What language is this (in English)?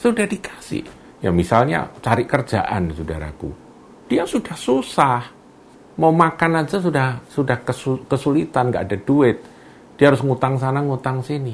Indonesian